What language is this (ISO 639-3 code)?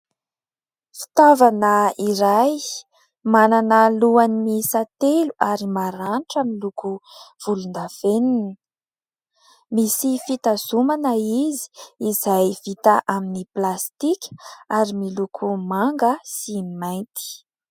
mlg